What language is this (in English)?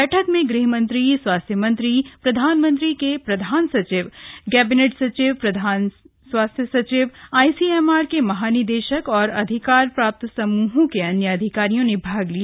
Hindi